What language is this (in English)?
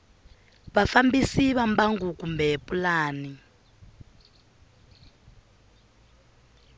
Tsonga